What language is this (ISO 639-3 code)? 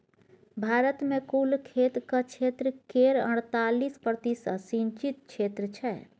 mai